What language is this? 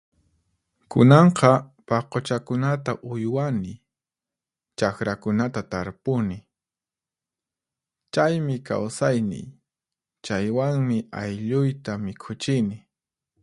Puno Quechua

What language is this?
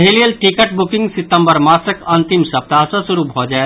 Maithili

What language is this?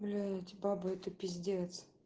Russian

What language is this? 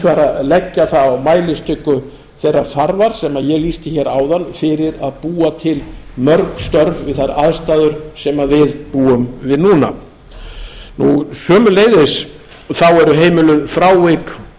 Icelandic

